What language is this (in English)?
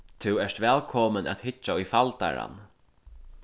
Faroese